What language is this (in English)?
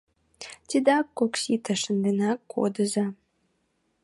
Mari